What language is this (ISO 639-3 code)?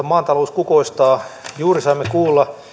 fin